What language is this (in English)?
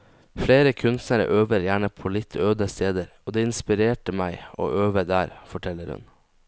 Norwegian